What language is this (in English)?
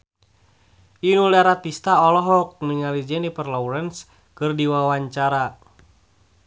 Sundanese